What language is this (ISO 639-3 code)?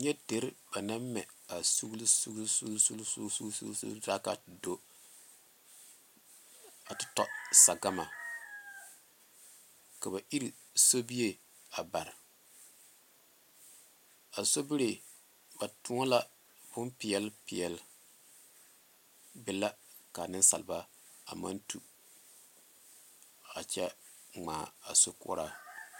dga